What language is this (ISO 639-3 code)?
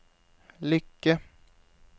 nor